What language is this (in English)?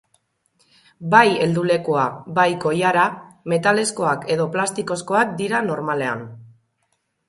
Basque